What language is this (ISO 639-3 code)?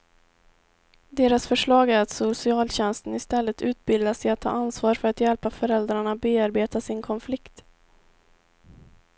swe